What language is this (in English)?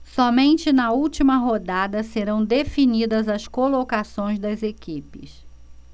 Portuguese